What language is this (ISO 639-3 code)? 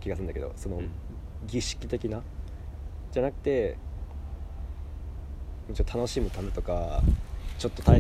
jpn